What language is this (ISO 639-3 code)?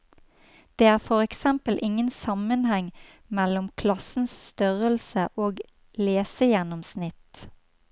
nor